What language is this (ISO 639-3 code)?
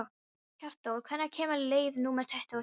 isl